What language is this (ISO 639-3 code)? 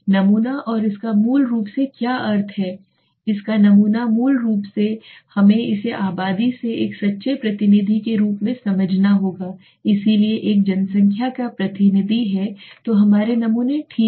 hin